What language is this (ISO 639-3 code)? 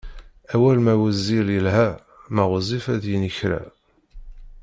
kab